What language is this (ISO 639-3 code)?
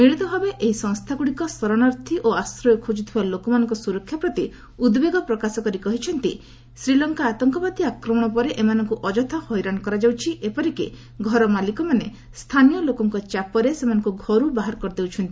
ori